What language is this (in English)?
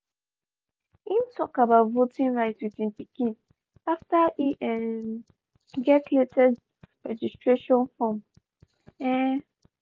Nigerian Pidgin